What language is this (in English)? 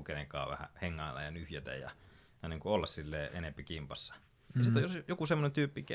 Finnish